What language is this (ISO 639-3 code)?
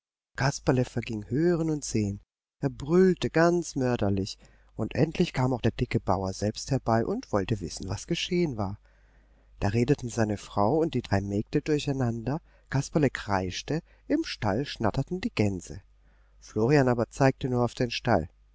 deu